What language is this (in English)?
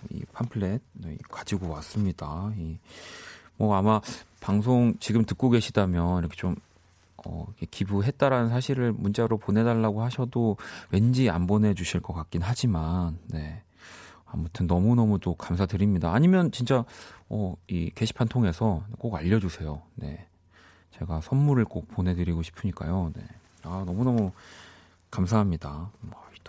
Korean